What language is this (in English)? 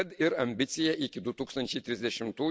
Lithuanian